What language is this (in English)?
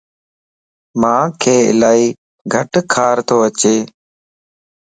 Lasi